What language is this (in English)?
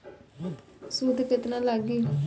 Bhojpuri